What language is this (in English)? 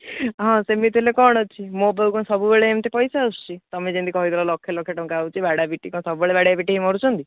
Odia